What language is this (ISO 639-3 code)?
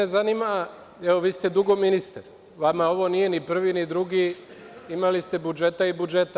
srp